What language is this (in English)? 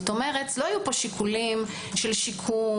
Hebrew